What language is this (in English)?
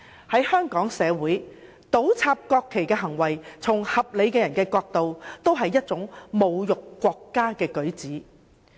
Cantonese